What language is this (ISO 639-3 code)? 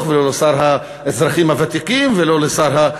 heb